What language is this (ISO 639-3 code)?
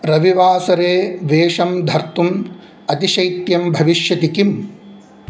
san